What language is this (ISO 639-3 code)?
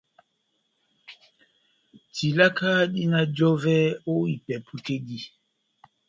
bnm